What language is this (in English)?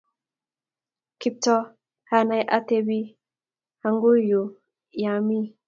Kalenjin